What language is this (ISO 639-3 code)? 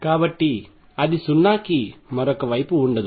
tel